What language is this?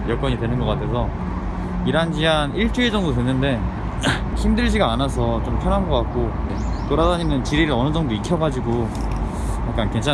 Korean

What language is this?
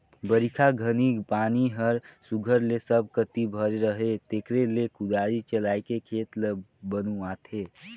Chhattisgarhi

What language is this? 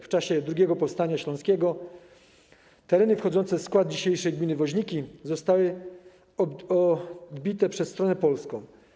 Polish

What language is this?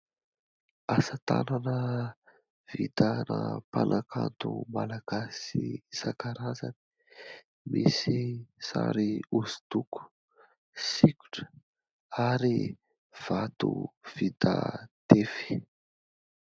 Malagasy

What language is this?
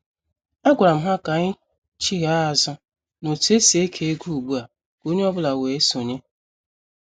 Igbo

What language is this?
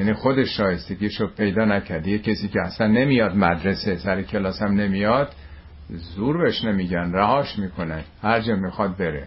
Persian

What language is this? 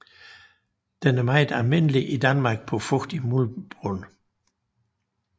Danish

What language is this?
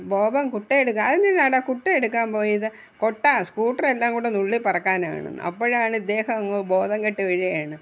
Malayalam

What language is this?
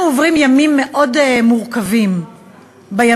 Hebrew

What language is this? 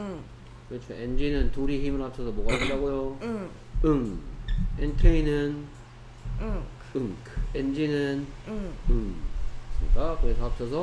Korean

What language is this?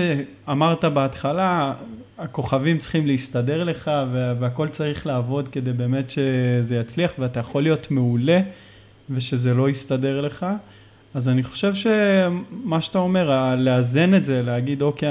Hebrew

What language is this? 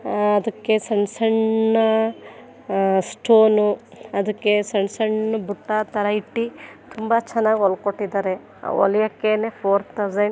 Kannada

